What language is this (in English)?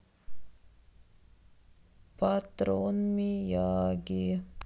Russian